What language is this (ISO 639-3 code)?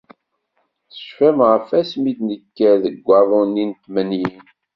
kab